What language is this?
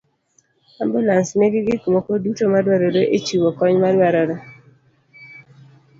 Luo (Kenya and Tanzania)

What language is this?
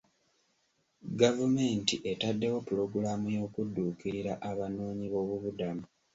Ganda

